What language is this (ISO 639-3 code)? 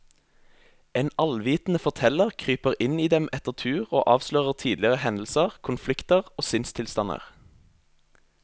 nor